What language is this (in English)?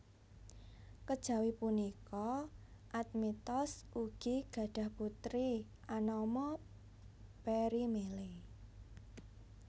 Javanese